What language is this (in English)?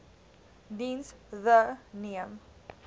Afrikaans